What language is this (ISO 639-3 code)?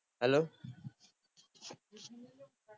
guj